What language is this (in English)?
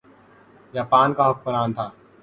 Urdu